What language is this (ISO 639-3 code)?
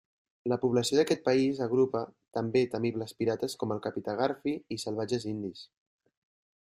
cat